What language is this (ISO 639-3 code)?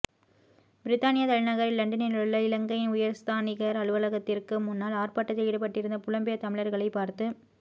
tam